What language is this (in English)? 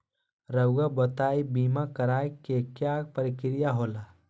Magahi